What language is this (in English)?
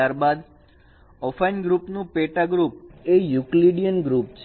Gujarati